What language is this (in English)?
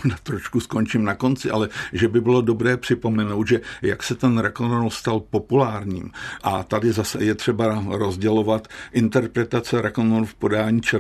Czech